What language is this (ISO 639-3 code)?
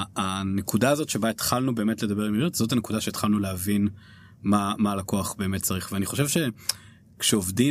heb